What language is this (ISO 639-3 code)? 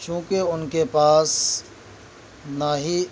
urd